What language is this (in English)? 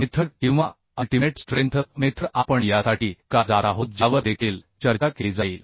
Marathi